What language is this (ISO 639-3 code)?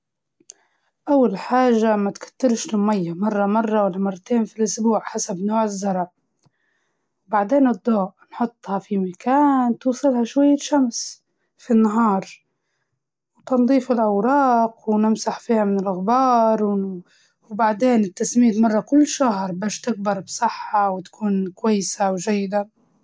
ayl